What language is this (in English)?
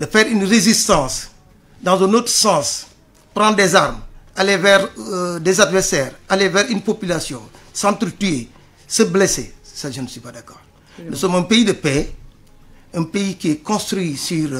French